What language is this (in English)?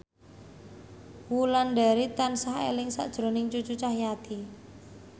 Javanese